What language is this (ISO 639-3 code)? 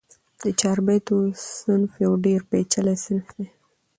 pus